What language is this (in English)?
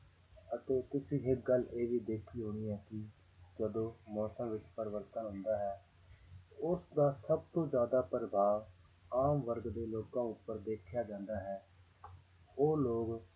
Punjabi